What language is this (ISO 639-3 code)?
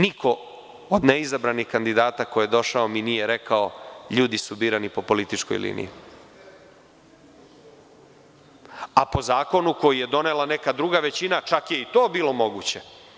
srp